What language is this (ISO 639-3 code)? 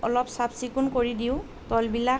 asm